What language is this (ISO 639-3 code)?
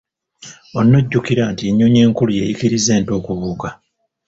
lug